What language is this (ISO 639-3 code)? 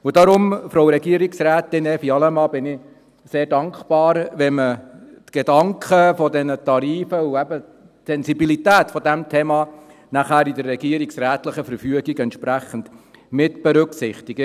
gsw